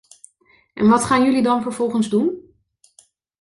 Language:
Dutch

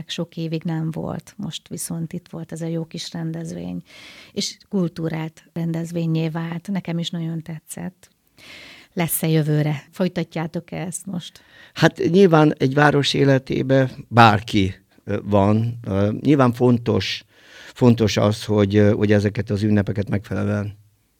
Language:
Hungarian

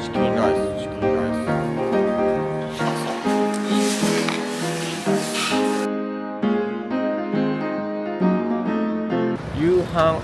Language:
Japanese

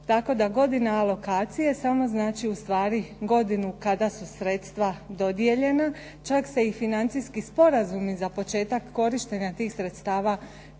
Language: Croatian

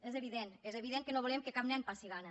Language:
Catalan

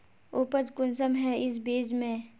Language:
Magahi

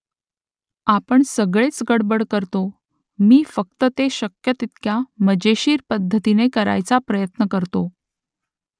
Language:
Marathi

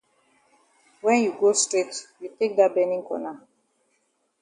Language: Cameroon Pidgin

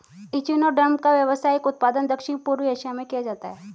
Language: Hindi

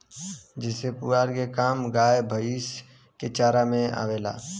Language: Bhojpuri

